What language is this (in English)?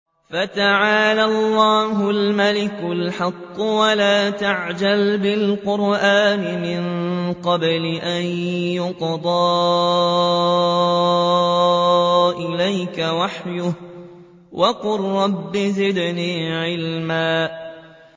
Arabic